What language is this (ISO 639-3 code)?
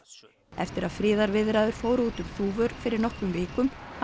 isl